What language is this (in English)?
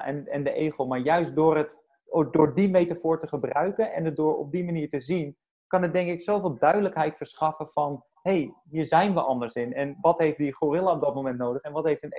Dutch